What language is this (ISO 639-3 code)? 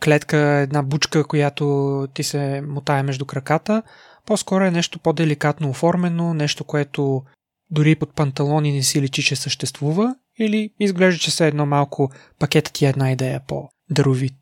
bul